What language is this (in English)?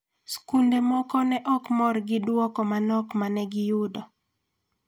Luo (Kenya and Tanzania)